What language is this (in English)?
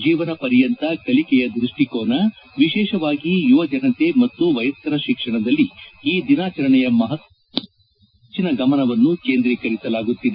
Kannada